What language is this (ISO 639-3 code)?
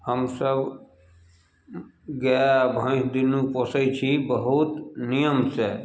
mai